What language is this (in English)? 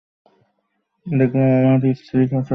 Bangla